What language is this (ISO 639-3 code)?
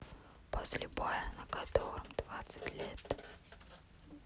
rus